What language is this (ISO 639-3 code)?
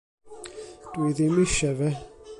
cym